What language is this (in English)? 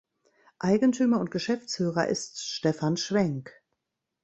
German